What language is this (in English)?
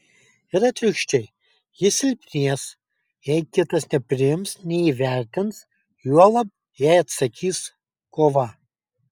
Lithuanian